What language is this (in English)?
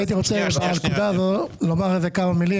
Hebrew